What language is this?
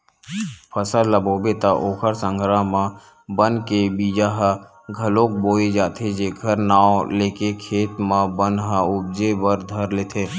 Chhattisgarhi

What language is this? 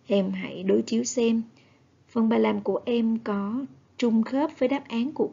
Vietnamese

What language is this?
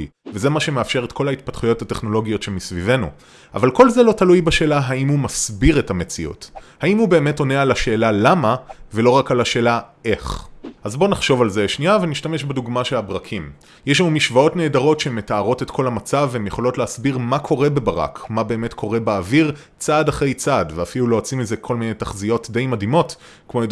Hebrew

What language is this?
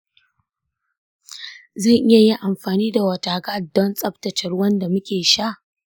Hausa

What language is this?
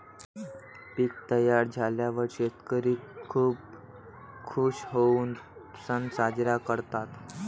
Marathi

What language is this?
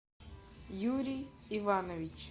Russian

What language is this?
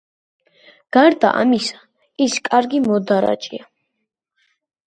Georgian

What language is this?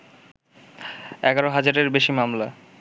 Bangla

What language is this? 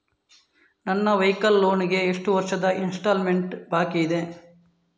Kannada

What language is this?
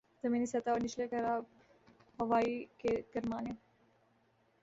Urdu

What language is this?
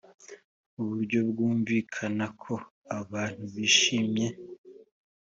Kinyarwanda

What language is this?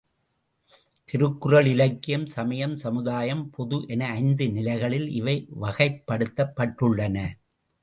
Tamil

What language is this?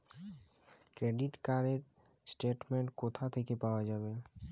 Bangla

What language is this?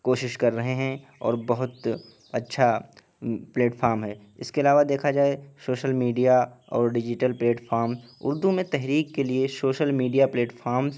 Urdu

